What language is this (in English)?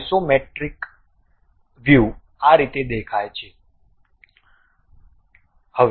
Gujarati